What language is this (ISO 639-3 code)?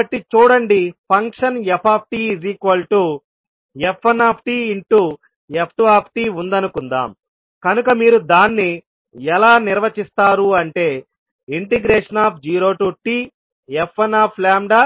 tel